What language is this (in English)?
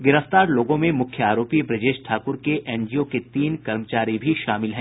Hindi